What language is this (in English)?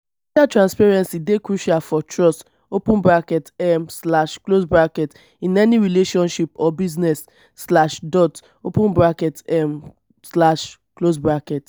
Nigerian Pidgin